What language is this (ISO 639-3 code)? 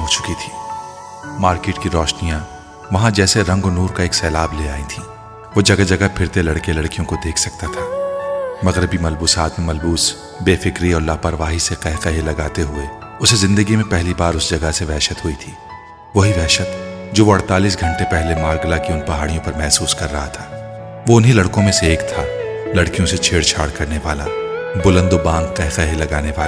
urd